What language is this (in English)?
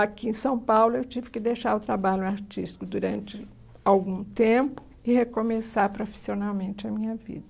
Portuguese